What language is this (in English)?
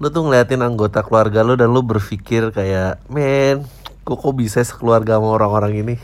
Indonesian